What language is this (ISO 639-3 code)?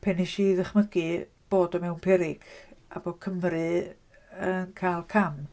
cym